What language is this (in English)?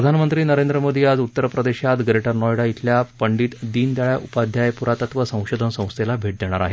Marathi